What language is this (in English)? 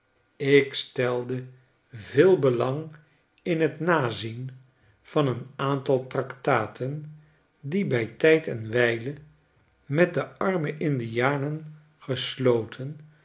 Dutch